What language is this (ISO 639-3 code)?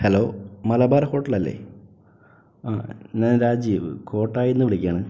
mal